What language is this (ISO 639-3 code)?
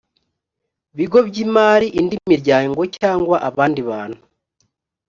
kin